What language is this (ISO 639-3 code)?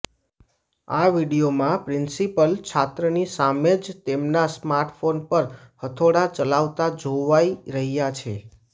guj